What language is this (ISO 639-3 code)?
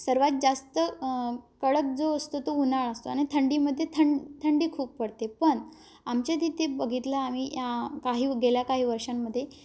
mar